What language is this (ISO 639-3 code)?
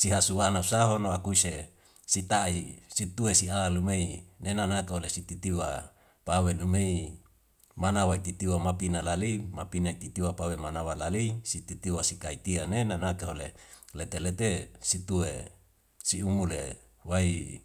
weo